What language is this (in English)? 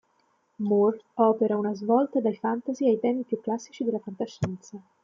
Italian